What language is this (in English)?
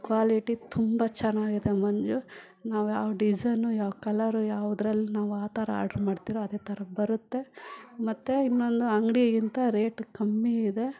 Kannada